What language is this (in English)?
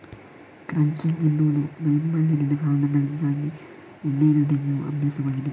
Kannada